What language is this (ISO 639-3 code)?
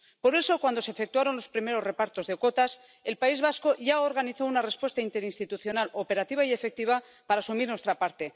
spa